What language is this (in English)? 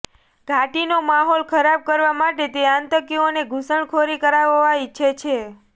Gujarati